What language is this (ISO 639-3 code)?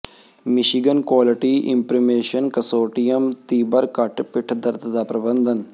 pan